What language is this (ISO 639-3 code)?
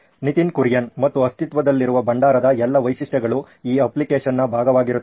kan